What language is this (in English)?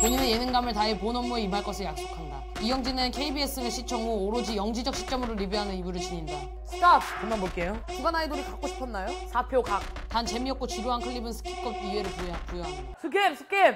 Korean